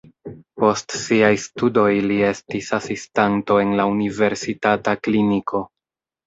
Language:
Esperanto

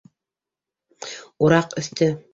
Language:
Bashkir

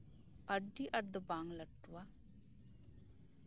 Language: Santali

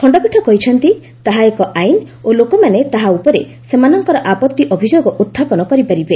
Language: Odia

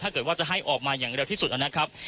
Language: Thai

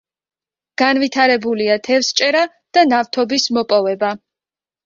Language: Georgian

